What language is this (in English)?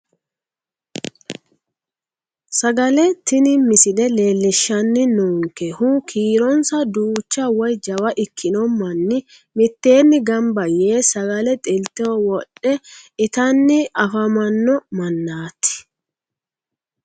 Sidamo